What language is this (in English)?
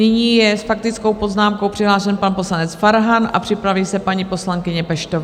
Czech